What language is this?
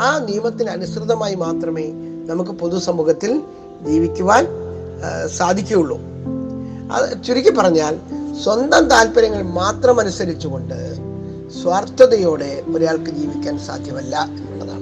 Malayalam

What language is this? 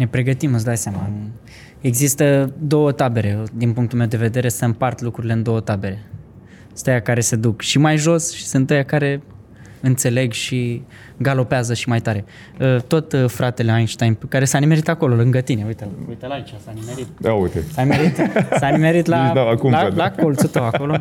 Romanian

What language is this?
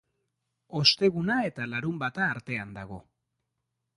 Basque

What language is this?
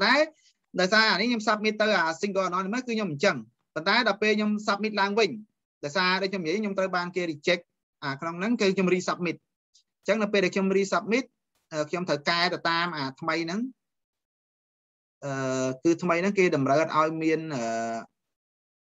Vietnamese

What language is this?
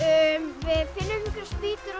Icelandic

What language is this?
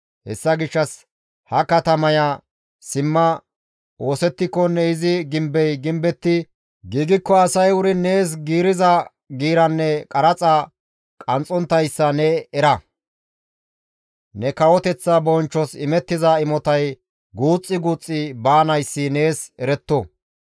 Gamo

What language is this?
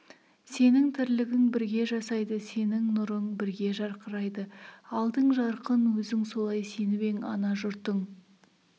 Kazakh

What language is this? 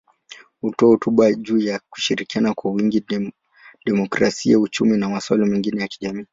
Swahili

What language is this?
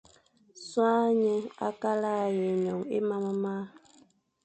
Fang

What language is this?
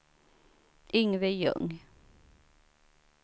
Swedish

